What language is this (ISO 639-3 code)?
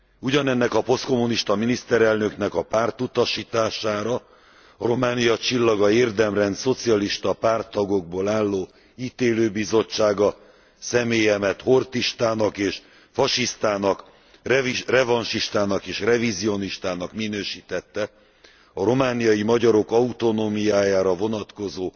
hun